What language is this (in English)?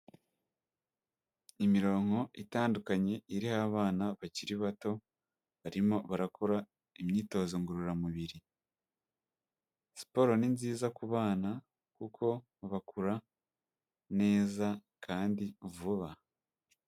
Kinyarwanda